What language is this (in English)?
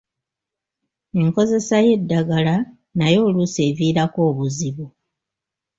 Ganda